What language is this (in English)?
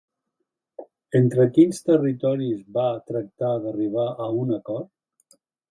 Catalan